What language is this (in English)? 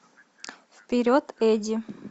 Russian